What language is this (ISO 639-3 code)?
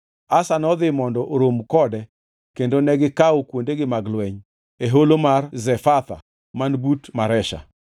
luo